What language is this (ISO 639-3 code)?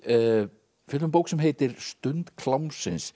isl